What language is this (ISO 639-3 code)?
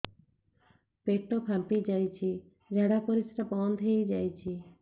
ori